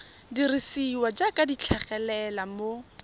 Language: Tswana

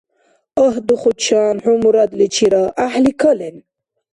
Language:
Dargwa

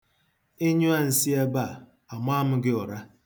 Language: Igbo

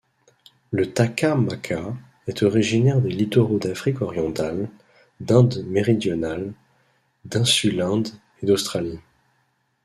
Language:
French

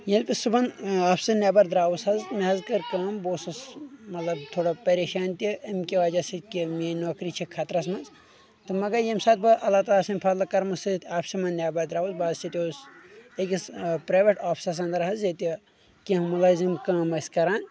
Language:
Kashmiri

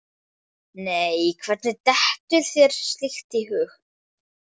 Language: Icelandic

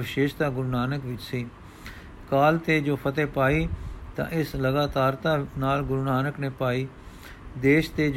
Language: Punjabi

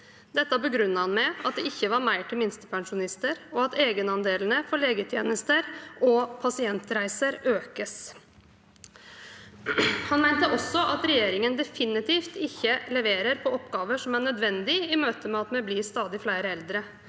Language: Norwegian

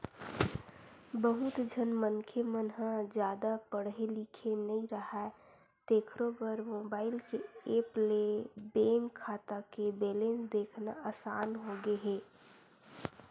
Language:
Chhattisgarhi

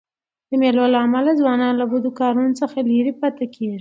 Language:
Pashto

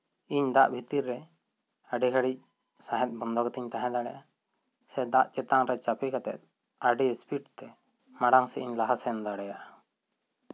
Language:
Santali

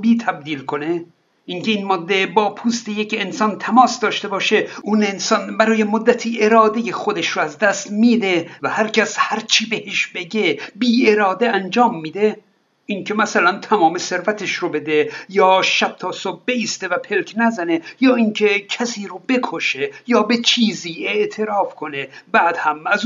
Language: Persian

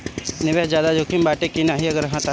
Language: Bhojpuri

